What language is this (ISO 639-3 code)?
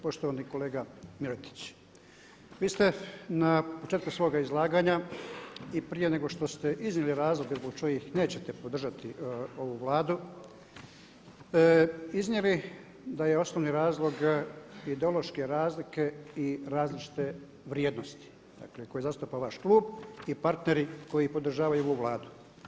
hrv